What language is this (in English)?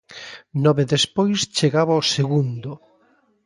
Galician